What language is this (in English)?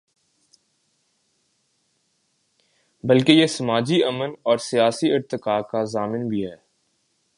Urdu